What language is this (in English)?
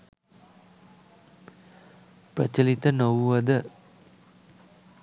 Sinhala